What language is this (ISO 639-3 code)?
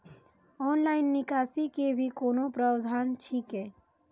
mai